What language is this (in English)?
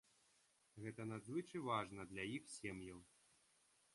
Belarusian